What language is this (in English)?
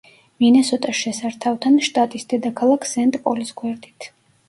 Georgian